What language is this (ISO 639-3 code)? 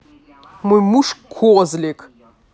rus